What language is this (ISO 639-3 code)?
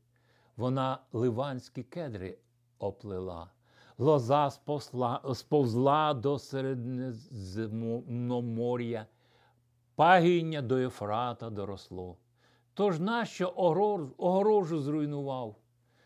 ukr